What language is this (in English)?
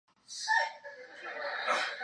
Chinese